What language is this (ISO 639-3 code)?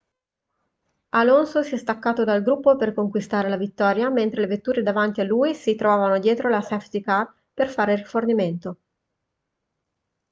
ita